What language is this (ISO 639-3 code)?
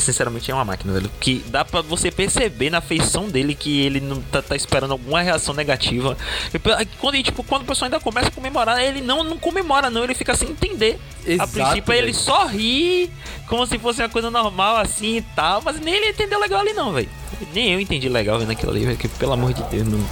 por